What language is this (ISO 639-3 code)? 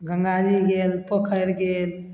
mai